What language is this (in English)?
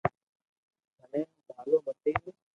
Loarki